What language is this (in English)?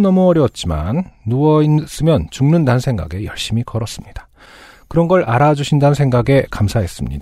Korean